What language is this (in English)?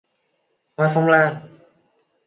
Vietnamese